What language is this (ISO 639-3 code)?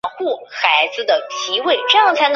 zho